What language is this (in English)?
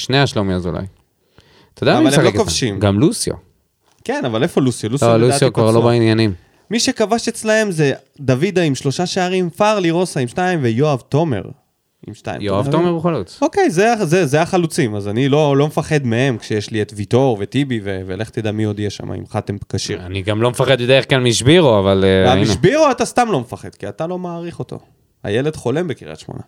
Hebrew